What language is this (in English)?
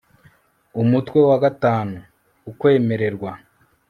Kinyarwanda